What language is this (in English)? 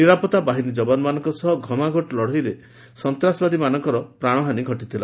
Odia